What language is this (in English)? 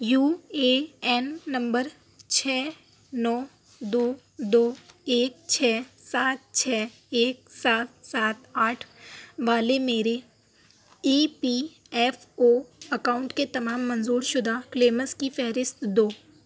Urdu